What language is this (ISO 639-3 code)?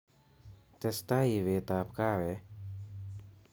kln